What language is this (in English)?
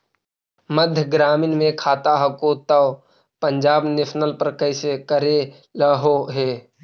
Magahi